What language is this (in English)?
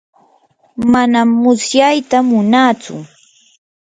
Yanahuanca Pasco Quechua